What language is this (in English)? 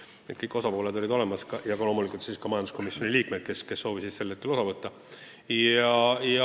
Estonian